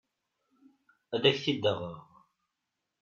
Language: Kabyle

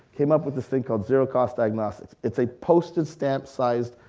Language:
English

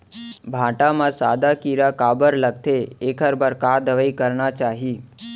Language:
Chhattisgarhi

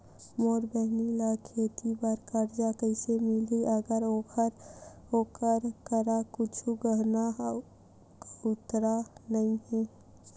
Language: Chhattisgarhi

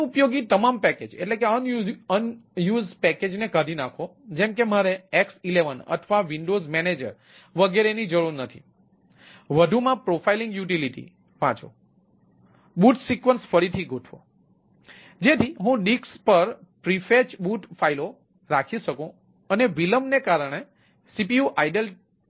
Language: Gujarati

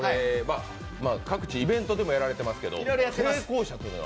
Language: Japanese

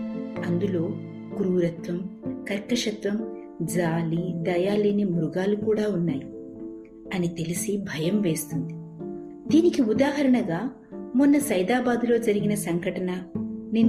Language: Telugu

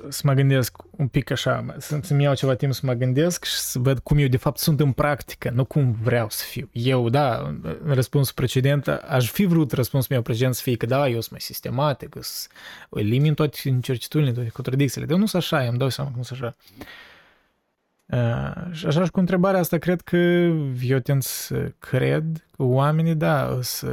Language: Romanian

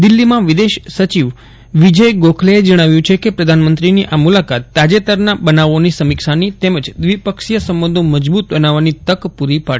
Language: Gujarati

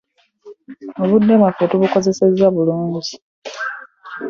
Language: Ganda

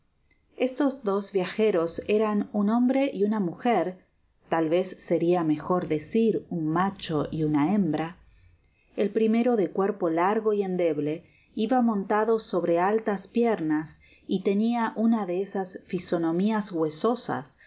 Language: Spanish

